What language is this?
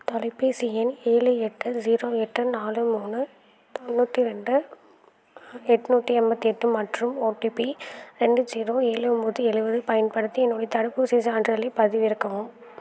Tamil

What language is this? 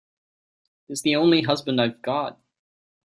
English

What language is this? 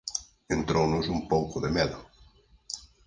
Galician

